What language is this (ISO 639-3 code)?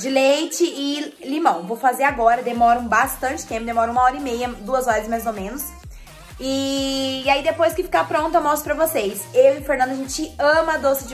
por